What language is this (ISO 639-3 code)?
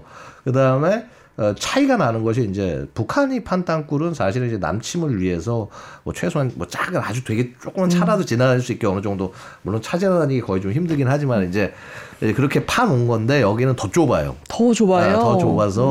kor